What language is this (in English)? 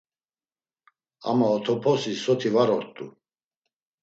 Laz